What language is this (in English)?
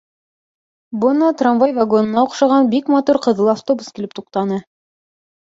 Bashkir